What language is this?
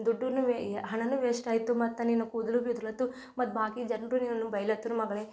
Kannada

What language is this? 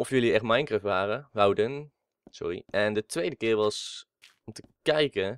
Dutch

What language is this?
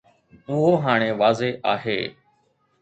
Sindhi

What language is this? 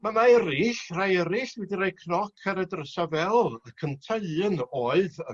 Welsh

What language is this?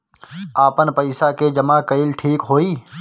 Bhojpuri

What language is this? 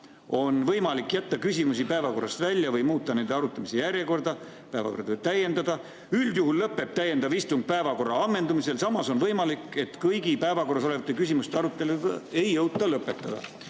Estonian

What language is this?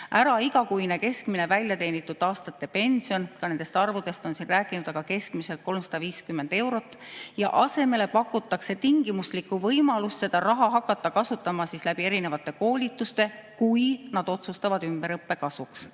Estonian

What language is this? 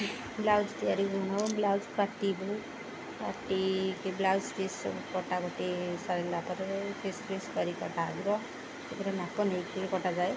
Odia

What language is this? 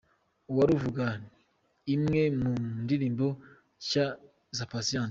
Kinyarwanda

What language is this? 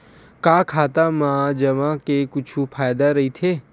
Chhattisgarhi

